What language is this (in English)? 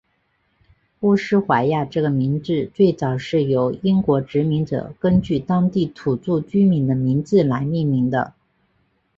Chinese